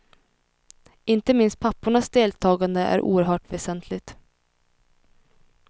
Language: Swedish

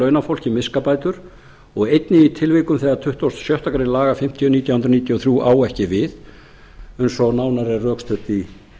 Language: Icelandic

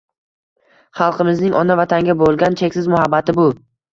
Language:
Uzbek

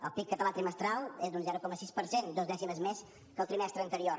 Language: Catalan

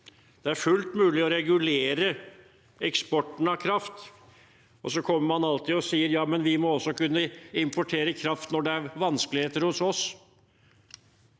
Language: Norwegian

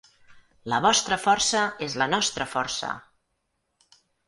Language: Catalan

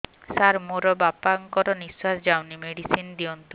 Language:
Odia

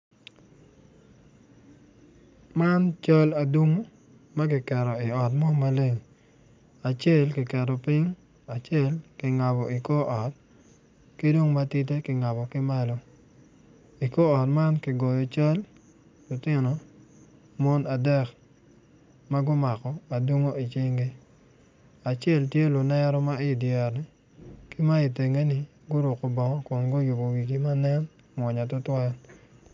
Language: Acoli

